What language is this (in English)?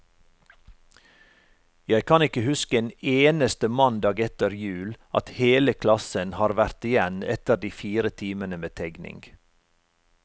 Norwegian